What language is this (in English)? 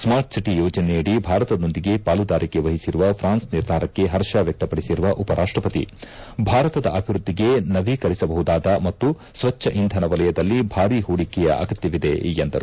Kannada